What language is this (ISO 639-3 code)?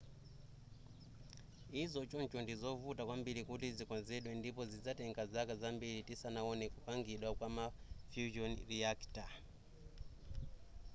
nya